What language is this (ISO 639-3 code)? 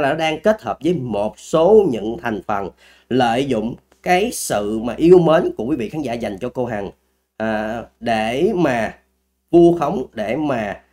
vie